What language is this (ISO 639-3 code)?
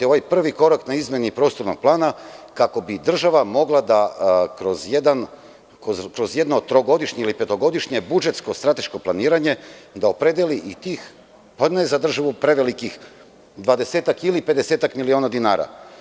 srp